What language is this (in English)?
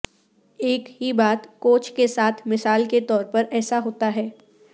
Urdu